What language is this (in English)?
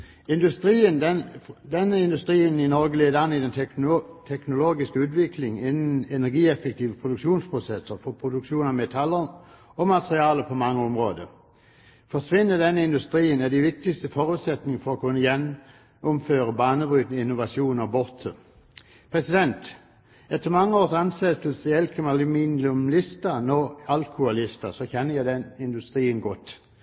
Norwegian Bokmål